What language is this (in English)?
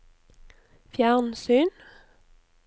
Norwegian